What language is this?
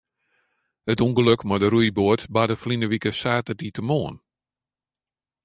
Western Frisian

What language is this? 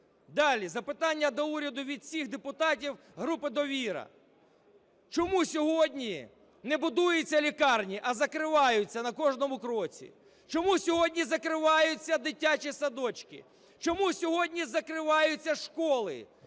Ukrainian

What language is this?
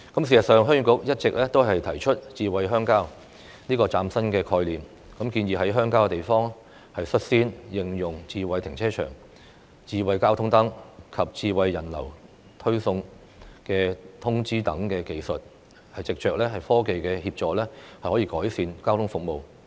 Cantonese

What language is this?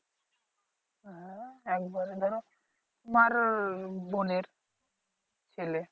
Bangla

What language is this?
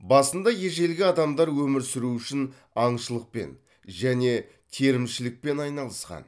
Kazakh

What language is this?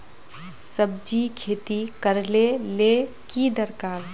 Magahi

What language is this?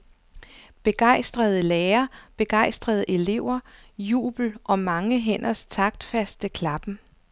Danish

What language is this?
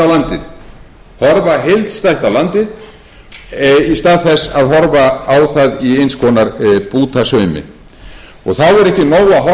Icelandic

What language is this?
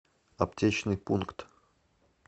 Russian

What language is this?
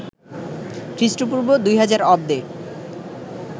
Bangla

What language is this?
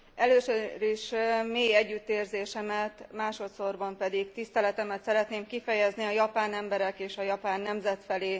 Hungarian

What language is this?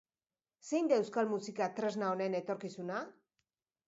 Basque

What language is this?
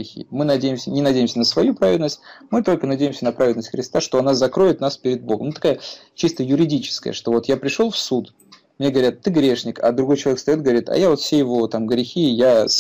Russian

